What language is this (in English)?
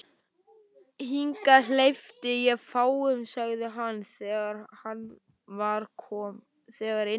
Icelandic